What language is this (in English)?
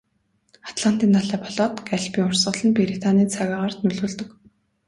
Mongolian